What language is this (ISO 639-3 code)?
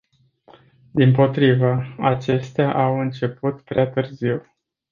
ron